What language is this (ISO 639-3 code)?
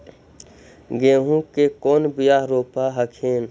mag